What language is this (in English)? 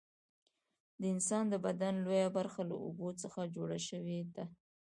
Pashto